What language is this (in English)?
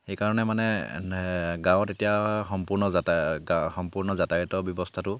Assamese